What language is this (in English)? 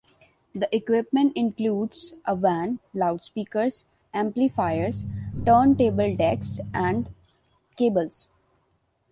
English